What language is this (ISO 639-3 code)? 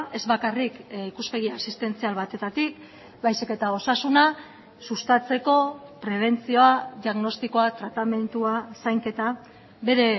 eus